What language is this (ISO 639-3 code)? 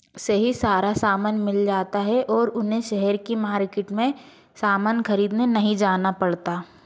hin